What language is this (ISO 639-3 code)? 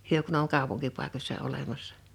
fin